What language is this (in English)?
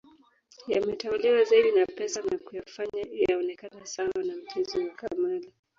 Swahili